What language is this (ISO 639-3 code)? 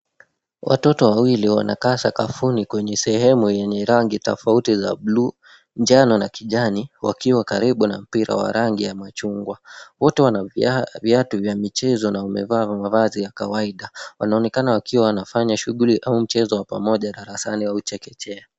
swa